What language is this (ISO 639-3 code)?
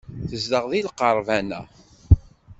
kab